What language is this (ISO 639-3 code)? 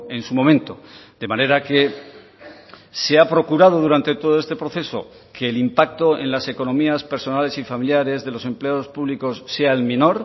spa